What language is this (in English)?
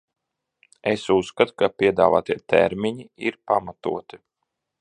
Latvian